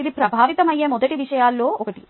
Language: Telugu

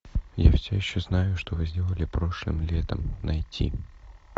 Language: Russian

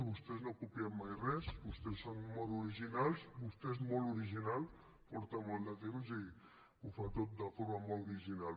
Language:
Catalan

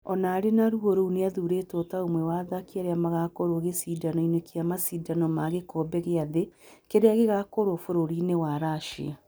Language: Kikuyu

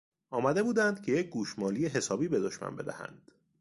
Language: Persian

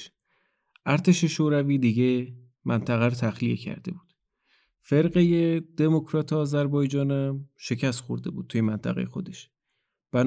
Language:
Persian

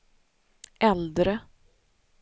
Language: Swedish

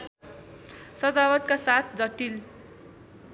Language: Nepali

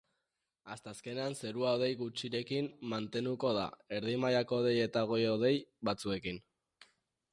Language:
Basque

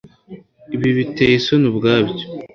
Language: Kinyarwanda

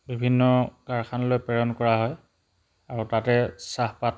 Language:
Assamese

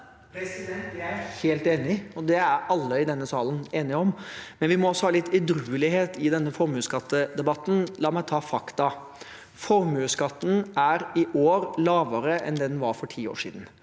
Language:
Norwegian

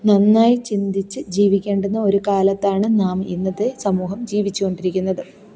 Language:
Malayalam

